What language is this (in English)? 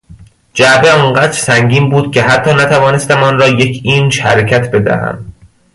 Persian